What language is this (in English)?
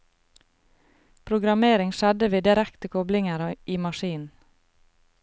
Norwegian